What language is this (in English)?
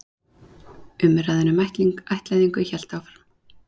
Icelandic